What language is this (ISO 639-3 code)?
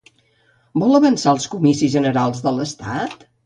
cat